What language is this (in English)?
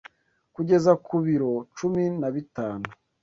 Kinyarwanda